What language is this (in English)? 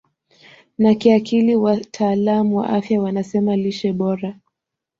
Swahili